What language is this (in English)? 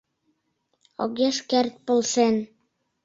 Mari